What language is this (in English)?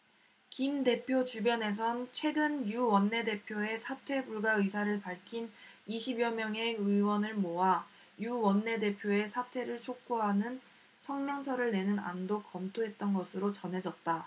Korean